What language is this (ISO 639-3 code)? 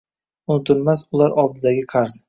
uzb